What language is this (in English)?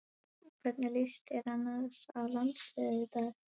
Icelandic